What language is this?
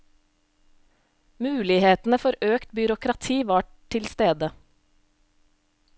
Norwegian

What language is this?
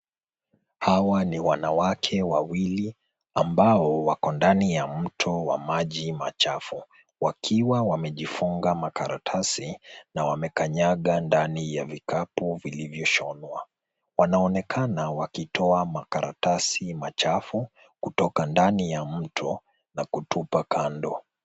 Swahili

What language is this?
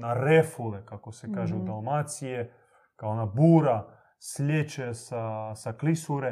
Croatian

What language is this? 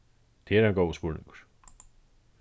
Faroese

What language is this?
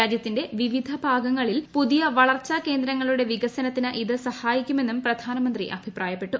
Malayalam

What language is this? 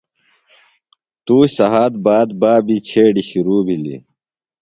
Phalura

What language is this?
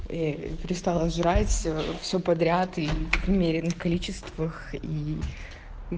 Russian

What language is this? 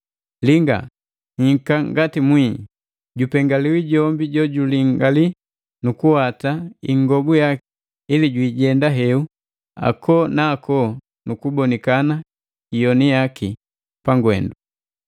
Matengo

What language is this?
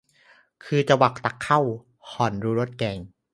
Thai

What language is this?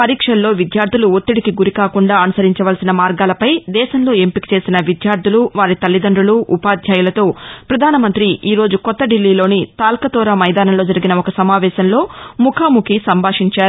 Telugu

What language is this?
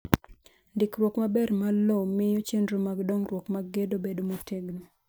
Luo (Kenya and Tanzania)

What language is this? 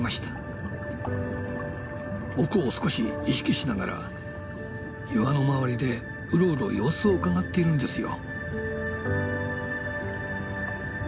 Japanese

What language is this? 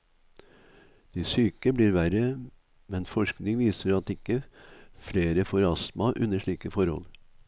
Norwegian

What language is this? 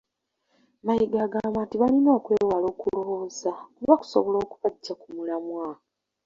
Ganda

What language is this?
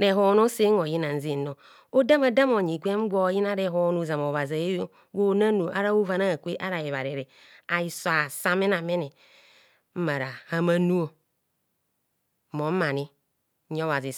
Kohumono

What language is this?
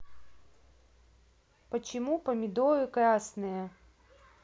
Russian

